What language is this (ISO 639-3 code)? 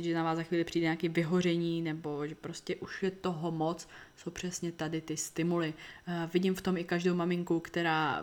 ces